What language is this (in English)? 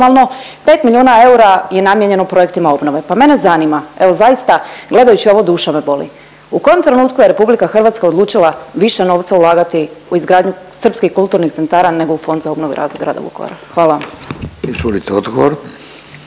Croatian